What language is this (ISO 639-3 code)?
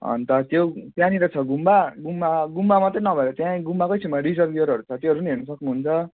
nep